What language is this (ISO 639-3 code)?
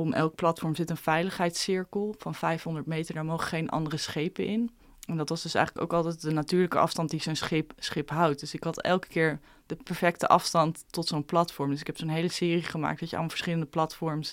nld